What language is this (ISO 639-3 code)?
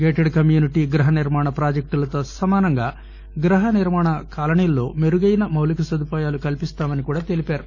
tel